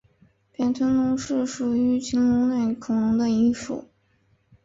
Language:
Chinese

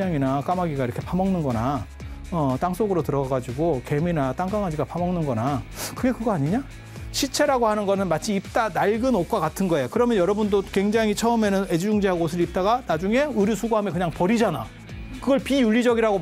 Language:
Korean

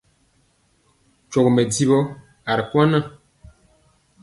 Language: Mpiemo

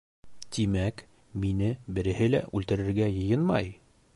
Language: Bashkir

